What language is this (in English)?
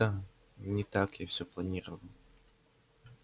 Russian